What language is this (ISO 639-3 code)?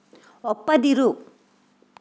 kan